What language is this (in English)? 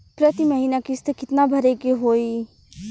Bhojpuri